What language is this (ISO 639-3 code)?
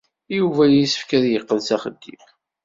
kab